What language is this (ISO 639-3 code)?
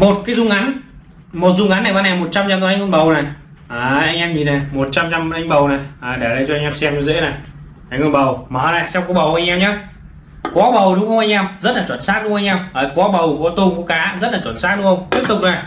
vie